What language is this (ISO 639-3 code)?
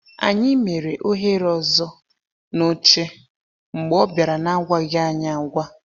ibo